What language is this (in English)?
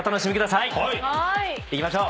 Japanese